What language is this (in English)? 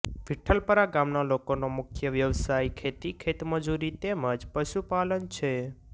Gujarati